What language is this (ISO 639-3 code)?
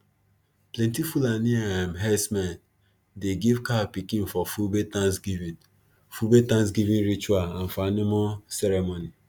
pcm